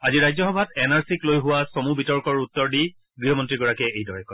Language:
Assamese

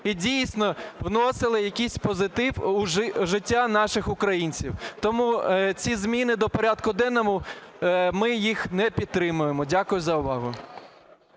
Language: Ukrainian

